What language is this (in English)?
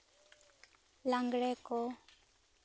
Santali